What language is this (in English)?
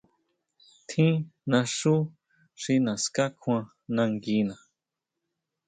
Huautla Mazatec